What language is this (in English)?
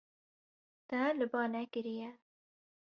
Kurdish